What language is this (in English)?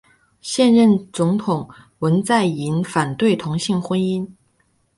Chinese